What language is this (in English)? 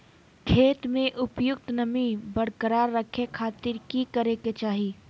Magahi